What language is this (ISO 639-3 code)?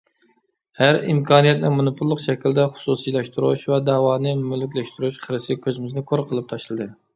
uig